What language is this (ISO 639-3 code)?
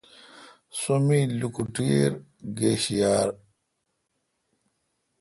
xka